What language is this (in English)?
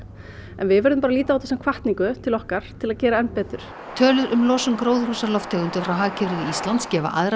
Icelandic